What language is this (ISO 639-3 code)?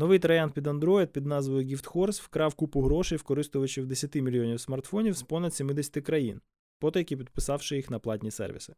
ukr